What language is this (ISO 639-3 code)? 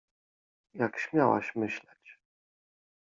pol